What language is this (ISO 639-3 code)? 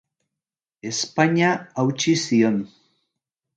eus